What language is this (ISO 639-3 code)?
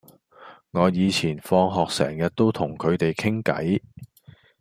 yue